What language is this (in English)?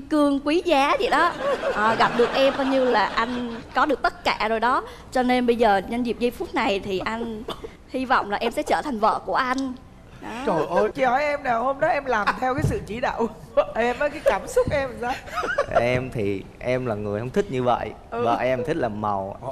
Vietnamese